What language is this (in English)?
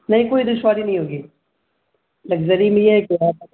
Urdu